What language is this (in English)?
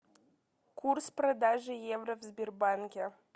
Russian